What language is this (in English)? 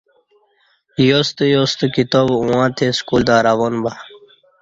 Kati